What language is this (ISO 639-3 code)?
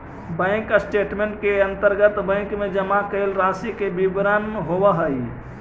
mag